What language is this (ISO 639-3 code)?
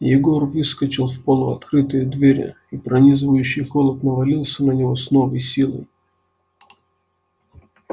rus